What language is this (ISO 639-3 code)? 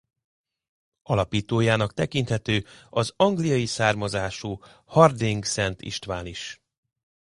hun